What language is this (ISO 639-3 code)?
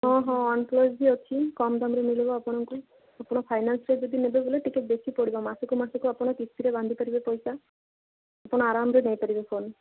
ori